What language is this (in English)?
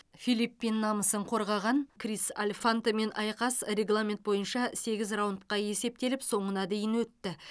Kazakh